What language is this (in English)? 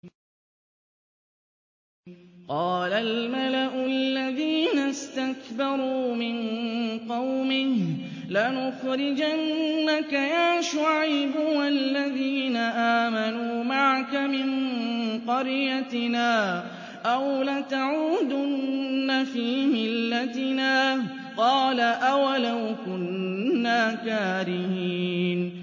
Arabic